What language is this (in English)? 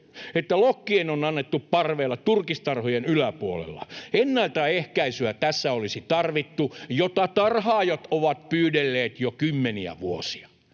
Finnish